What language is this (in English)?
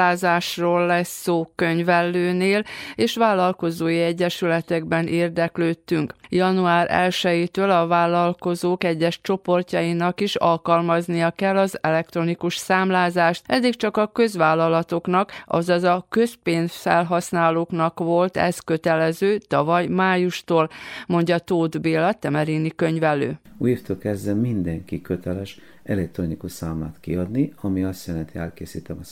Hungarian